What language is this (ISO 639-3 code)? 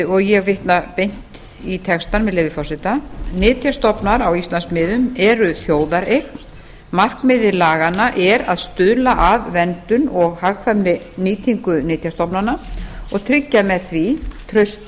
isl